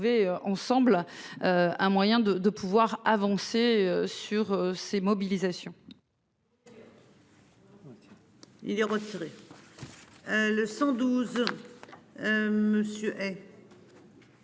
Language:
French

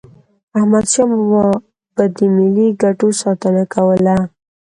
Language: Pashto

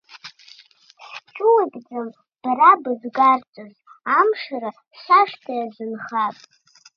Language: Abkhazian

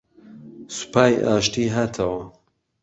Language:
Central Kurdish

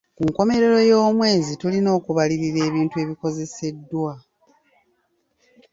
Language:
Ganda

